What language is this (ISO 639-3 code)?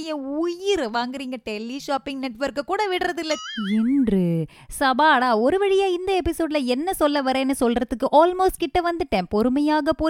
tam